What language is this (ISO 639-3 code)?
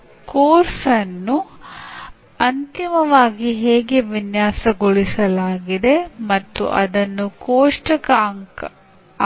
kan